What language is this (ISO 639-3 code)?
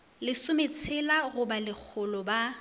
nso